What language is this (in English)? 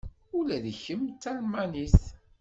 Kabyle